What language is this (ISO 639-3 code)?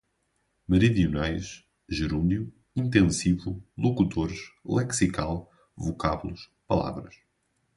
por